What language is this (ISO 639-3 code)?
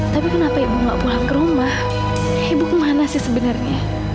ind